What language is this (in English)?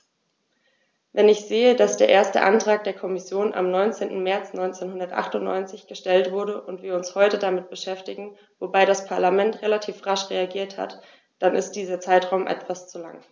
German